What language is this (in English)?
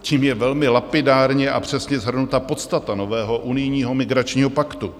Czech